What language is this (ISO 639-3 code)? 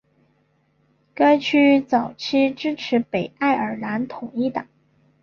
zho